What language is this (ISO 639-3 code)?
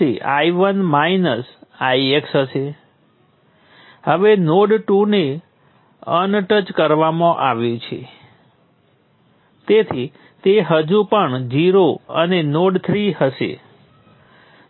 guj